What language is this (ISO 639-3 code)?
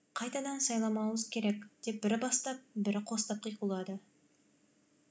kaz